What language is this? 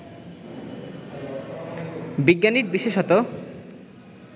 Bangla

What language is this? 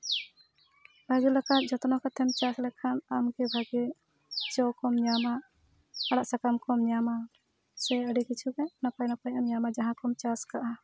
Santali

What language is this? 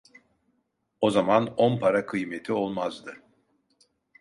Turkish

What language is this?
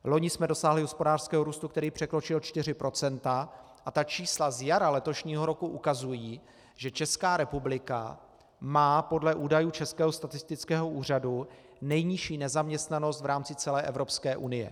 Czech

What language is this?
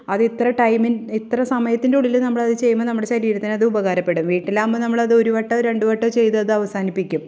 Malayalam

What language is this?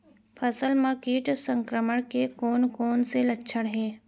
Chhattisgarhi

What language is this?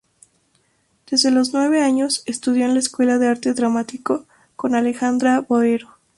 Spanish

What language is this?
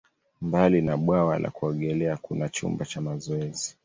Swahili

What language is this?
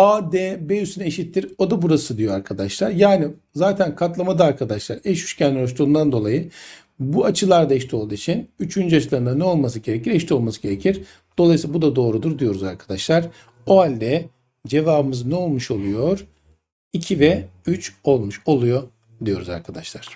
Turkish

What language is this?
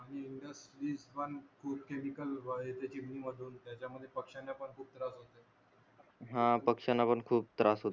Marathi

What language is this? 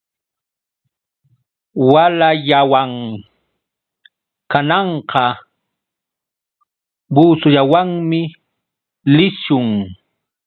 Yauyos Quechua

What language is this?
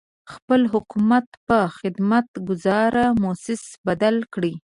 Pashto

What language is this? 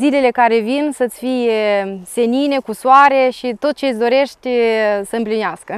Romanian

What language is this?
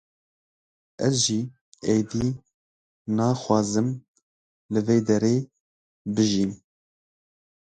Kurdish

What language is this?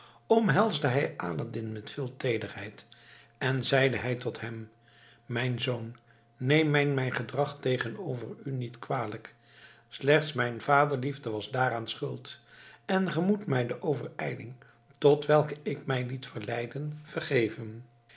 Dutch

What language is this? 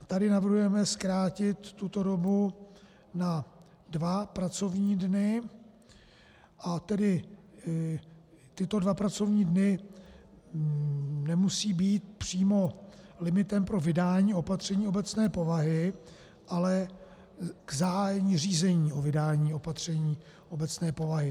Czech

